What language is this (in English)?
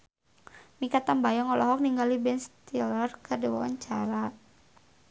Sundanese